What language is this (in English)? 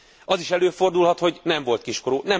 Hungarian